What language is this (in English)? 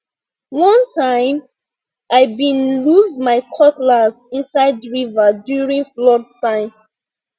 Nigerian Pidgin